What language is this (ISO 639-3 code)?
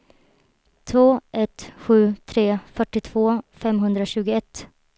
swe